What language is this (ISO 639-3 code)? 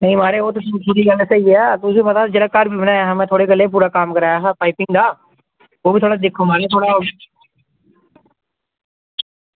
doi